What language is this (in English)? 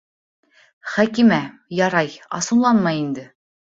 Bashkir